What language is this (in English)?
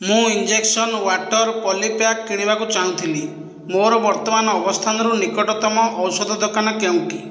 Odia